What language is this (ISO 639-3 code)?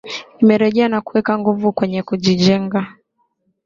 swa